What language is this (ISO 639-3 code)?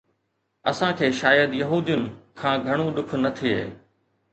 snd